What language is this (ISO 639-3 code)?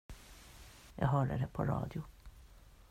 swe